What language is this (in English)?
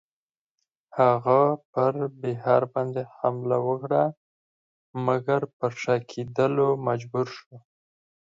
Pashto